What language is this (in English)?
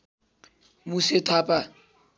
Nepali